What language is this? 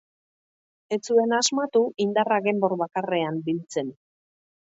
Basque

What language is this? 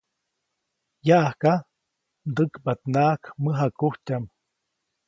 Copainalá Zoque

